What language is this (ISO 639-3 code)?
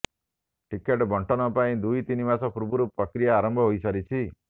ori